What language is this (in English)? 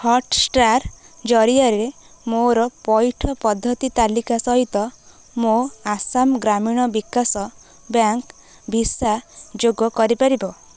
Odia